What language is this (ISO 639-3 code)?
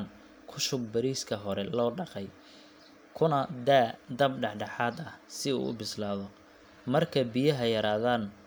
som